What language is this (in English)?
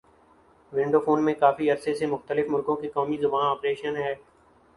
Urdu